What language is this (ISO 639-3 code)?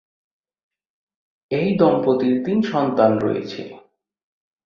ben